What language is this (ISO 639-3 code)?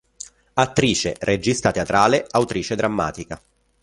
ita